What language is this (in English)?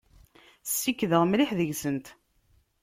Kabyle